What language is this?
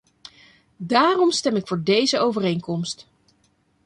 Dutch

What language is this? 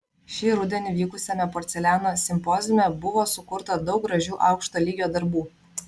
Lithuanian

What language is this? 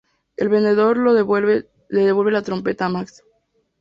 Spanish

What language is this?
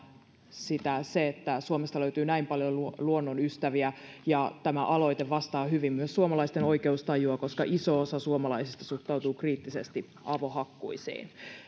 Finnish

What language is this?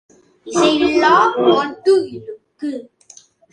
Tamil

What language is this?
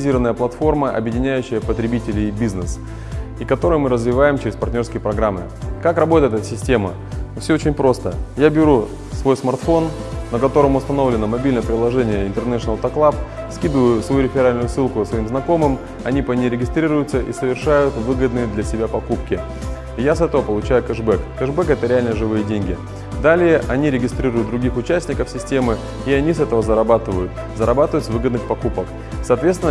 Russian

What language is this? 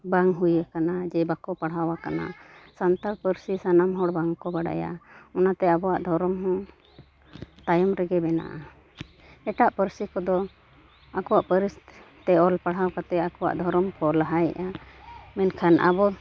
Santali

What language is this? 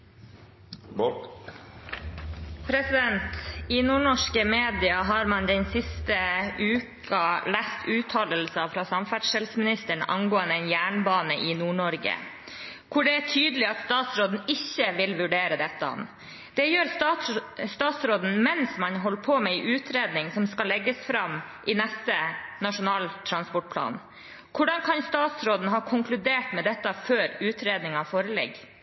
Norwegian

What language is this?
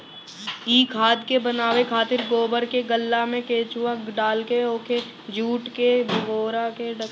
Bhojpuri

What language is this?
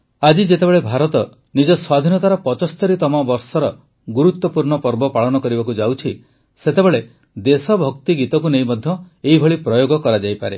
Odia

